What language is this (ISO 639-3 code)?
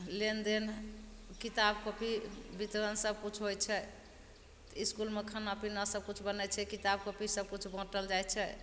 mai